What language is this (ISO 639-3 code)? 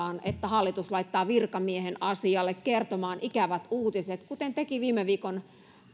fin